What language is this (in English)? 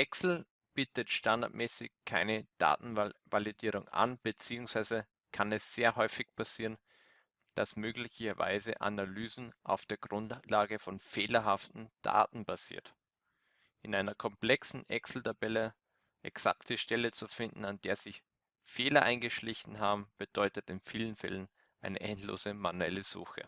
German